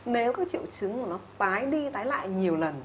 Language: Vietnamese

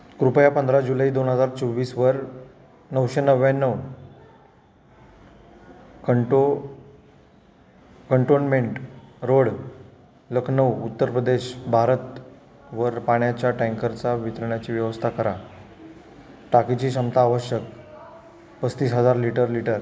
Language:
Marathi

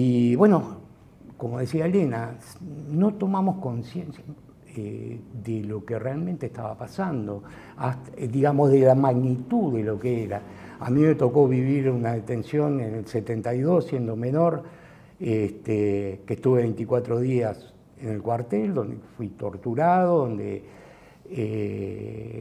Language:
Spanish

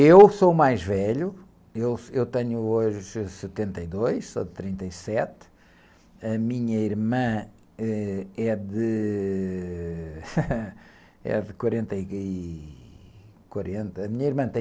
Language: Portuguese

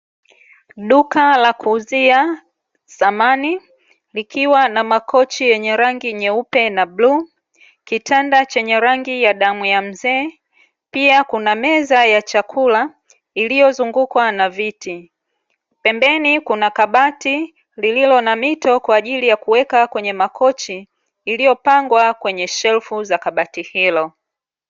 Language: Swahili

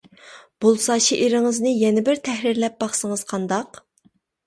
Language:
Uyghur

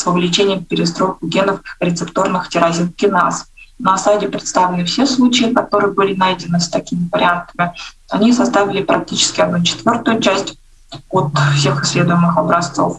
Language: Russian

